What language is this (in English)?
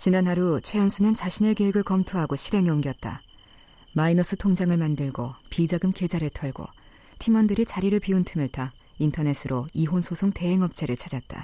Korean